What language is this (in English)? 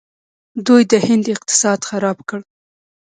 Pashto